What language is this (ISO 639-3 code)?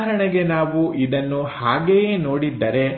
kan